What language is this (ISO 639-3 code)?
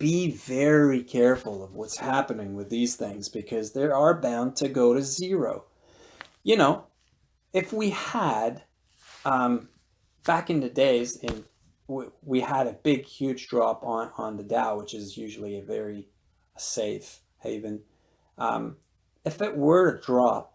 eng